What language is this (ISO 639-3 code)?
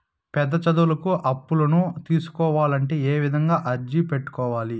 tel